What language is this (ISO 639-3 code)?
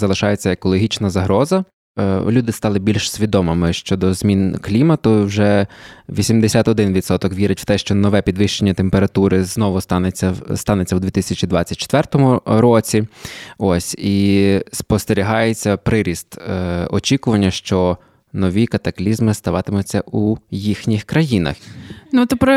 ukr